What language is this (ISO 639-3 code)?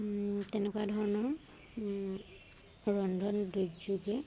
asm